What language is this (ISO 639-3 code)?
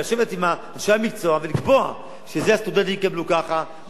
heb